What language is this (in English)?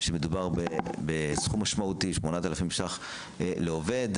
Hebrew